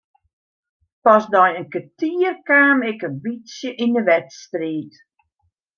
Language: Western Frisian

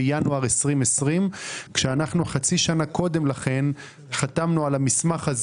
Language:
Hebrew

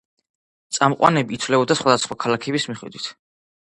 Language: Georgian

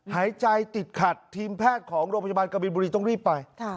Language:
Thai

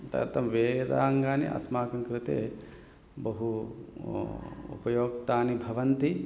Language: Sanskrit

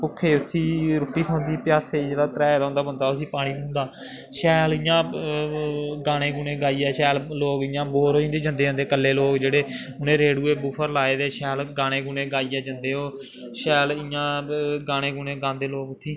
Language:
Dogri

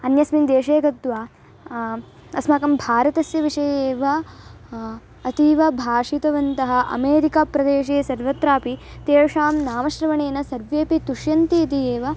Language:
Sanskrit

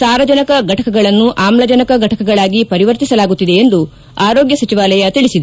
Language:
Kannada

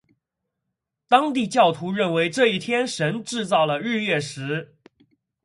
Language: Chinese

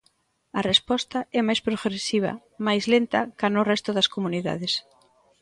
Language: Galician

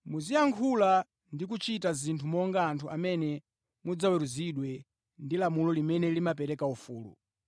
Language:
Nyanja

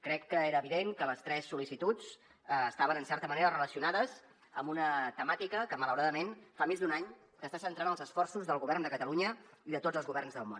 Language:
Catalan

